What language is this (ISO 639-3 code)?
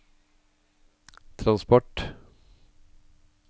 nor